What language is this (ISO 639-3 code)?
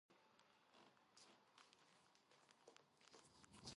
kat